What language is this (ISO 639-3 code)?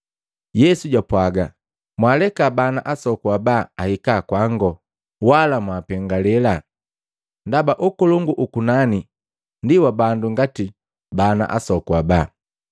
mgv